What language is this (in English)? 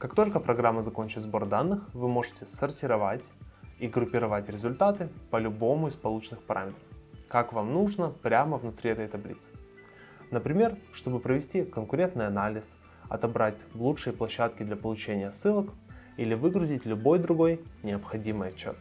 Russian